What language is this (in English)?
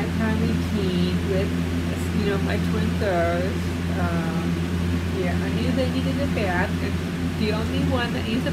English